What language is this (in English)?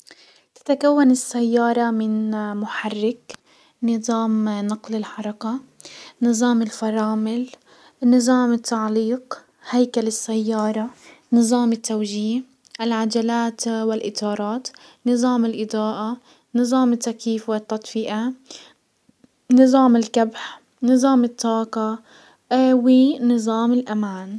Hijazi Arabic